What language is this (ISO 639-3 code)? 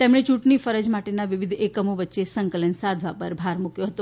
guj